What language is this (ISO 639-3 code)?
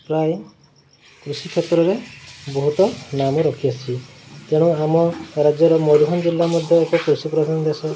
ori